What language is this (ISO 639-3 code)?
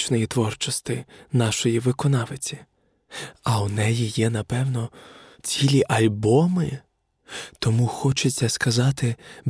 ukr